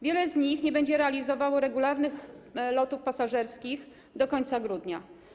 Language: Polish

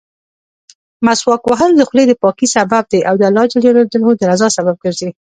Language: Pashto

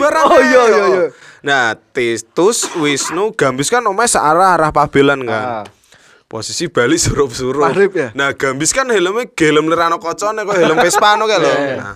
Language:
Indonesian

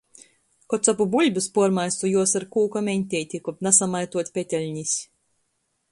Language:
Latgalian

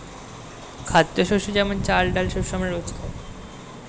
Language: Bangla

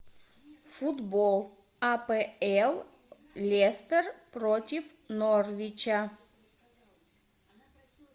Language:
Russian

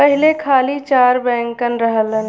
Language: Bhojpuri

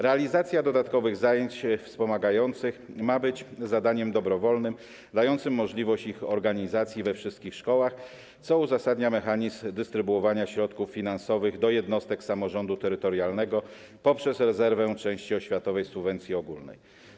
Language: Polish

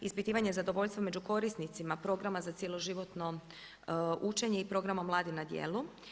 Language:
Croatian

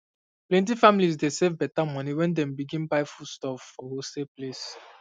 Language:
Nigerian Pidgin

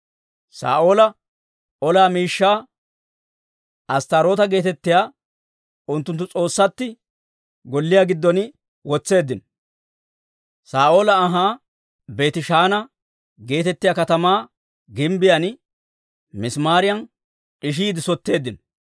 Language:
Dawro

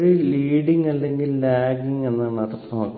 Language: Malayalam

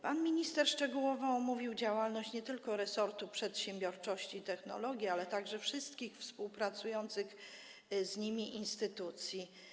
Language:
Polish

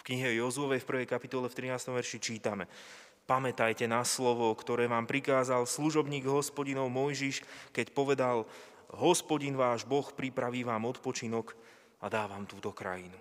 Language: Slovak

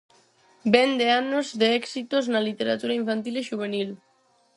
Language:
Galician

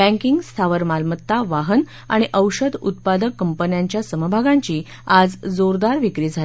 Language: Marathi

